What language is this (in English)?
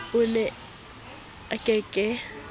Southern Sotho